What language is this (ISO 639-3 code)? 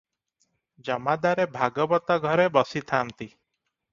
ori